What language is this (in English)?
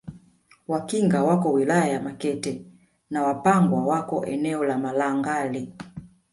Swahili